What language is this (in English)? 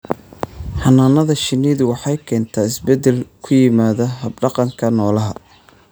Somali